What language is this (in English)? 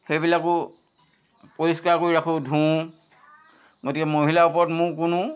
Assamese